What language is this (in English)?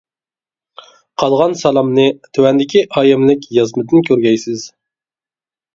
Uyghur